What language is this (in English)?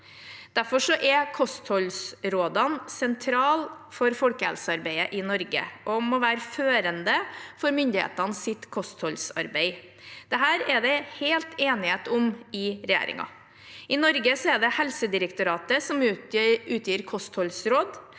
Norwegian